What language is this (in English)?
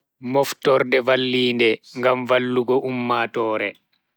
Bagirmi Fulfulde